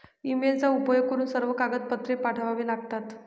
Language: Marathi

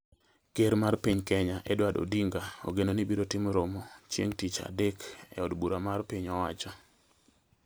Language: Luo (Kenya and Tanzania)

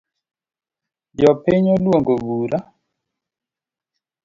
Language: Luo (Kenya and Tanzania)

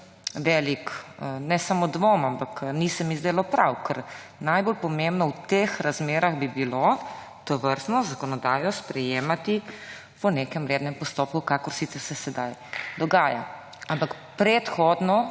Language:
Slovenian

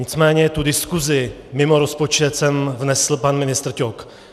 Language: Czech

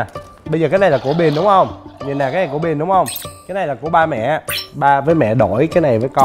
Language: Vietnamese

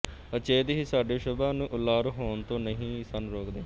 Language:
Punjabi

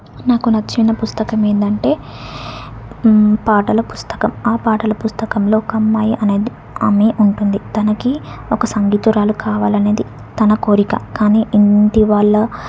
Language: Telugu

